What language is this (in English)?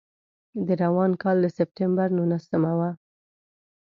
Pashto